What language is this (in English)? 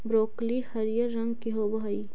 Magahi